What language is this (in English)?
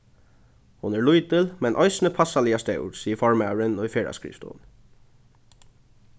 Faroese